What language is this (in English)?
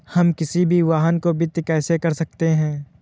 Hindi